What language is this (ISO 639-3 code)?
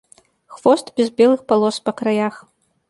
bel